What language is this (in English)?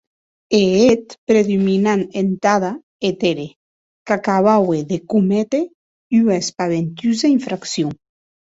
Occitan